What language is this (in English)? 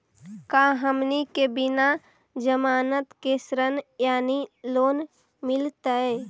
Magahi